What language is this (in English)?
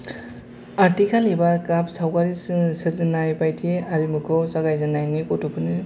Bodo